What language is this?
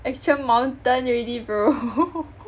English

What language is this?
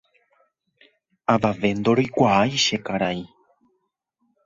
Guarani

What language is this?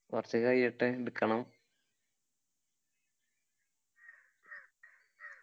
Malayalam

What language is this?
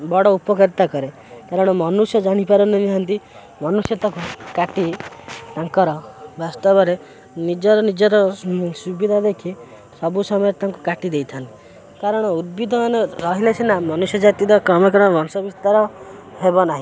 Odia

